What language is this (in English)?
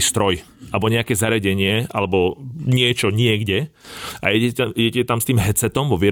Slovak